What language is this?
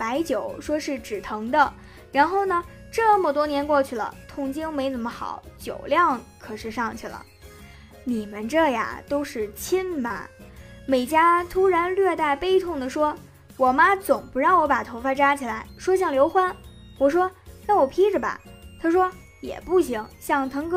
Chinese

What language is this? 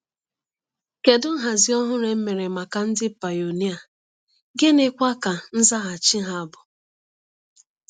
Igbo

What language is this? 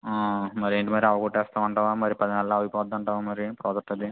Telugu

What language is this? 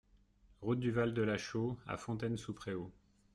French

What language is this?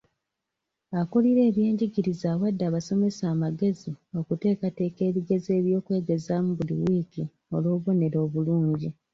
Ganda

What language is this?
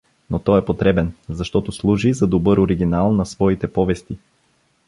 Bulgarian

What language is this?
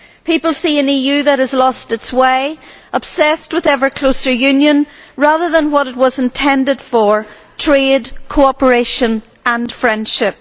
English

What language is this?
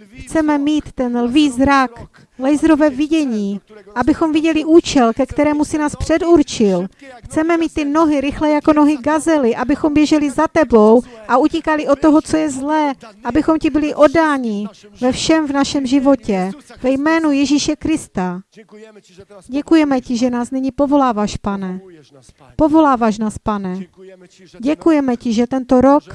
Czech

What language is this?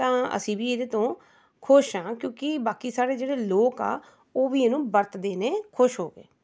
Punjabi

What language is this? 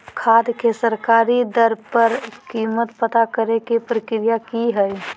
Magahi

